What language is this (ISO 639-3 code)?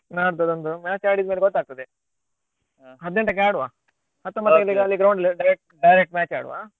kan